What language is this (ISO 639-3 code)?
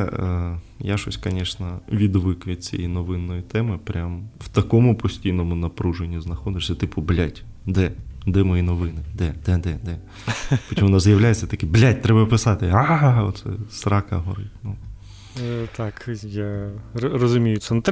ukr